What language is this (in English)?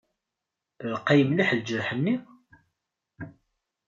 Kabyle